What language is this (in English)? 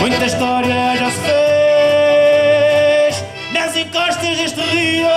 Portuguese